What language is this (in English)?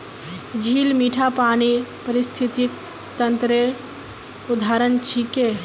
Magahi